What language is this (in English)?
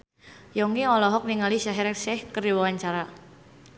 Sundanese